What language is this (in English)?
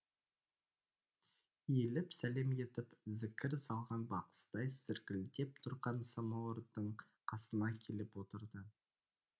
Kazakh